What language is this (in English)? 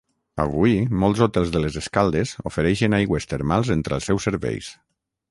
Catalan